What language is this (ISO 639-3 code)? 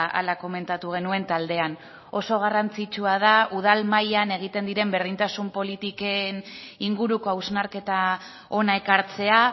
eus